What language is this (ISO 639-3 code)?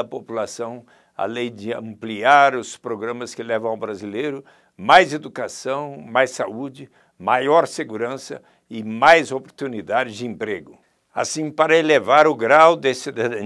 por